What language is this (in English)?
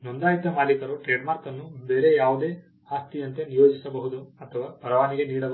Kannada